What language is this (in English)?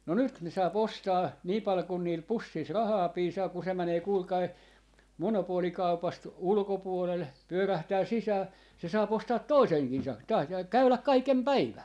Finnish